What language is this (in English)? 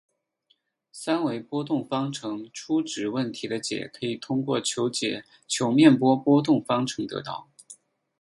Chinese